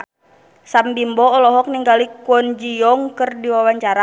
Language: Sundanese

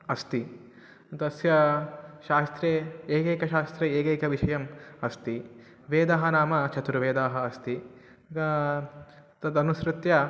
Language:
Sanskrit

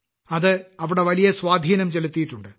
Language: Malayalam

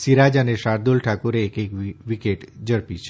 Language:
Gujarati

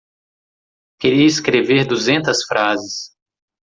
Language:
Portuguese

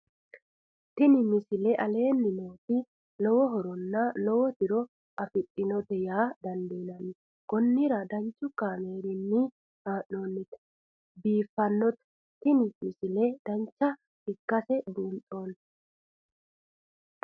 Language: Sidamo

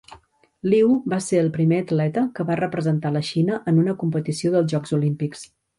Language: Catalan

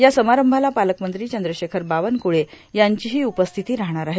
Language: Marathi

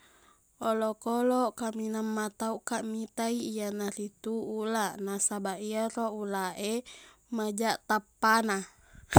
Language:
Buginese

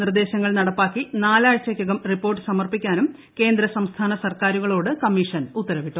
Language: Malayalam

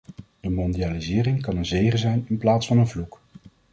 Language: Dutch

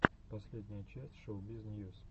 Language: Russian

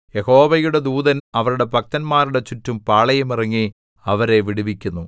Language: Malayalam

